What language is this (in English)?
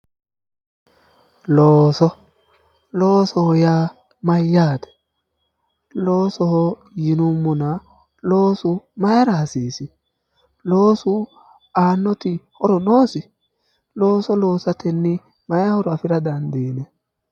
Sidamo